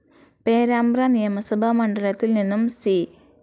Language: Malayalam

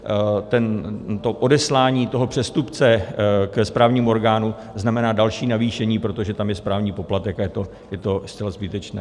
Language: Czech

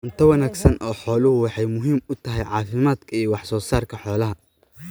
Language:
Somali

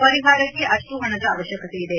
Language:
Kannada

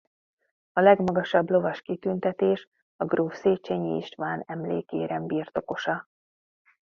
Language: Hungarian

